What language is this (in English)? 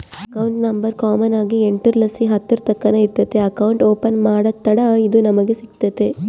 Kannada